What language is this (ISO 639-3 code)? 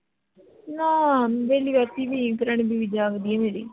pan